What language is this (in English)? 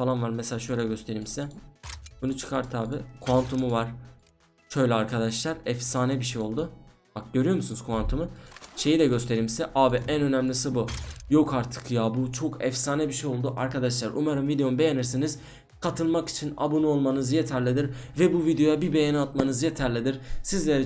Turkish